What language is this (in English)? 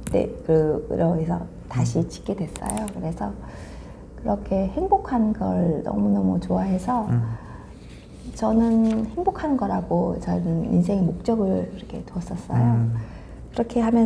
Korean